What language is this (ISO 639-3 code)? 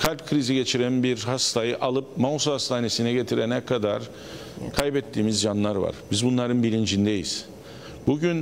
tur